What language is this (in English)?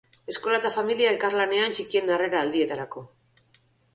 Basque